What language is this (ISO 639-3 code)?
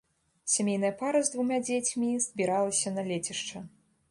bel